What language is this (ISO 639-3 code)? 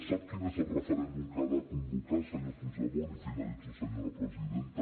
cat